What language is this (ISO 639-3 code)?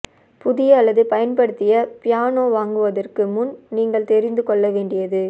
tam